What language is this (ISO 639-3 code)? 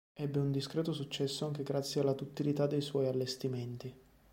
ita